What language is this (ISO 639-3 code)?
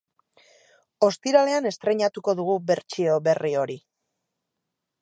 eus